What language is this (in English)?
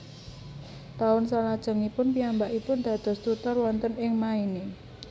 Javanese